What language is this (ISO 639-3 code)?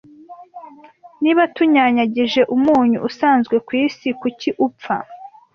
kin